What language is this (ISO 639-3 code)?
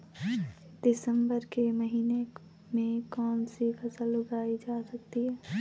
hin